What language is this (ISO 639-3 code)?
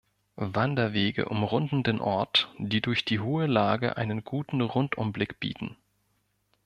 deu